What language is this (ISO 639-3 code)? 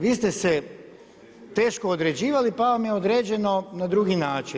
hrv